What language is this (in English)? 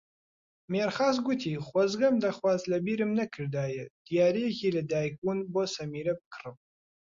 Central Kurdish